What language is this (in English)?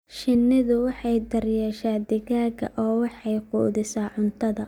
Somali